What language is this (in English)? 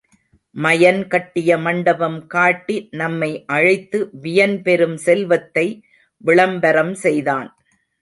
Tamil